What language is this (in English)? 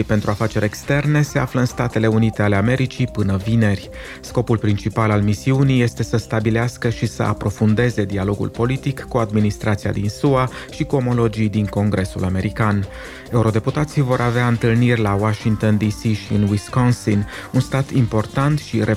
Romanian